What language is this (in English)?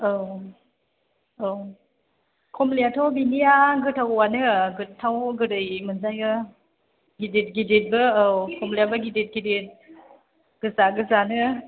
Bodo